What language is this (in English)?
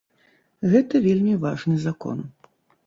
Belarusian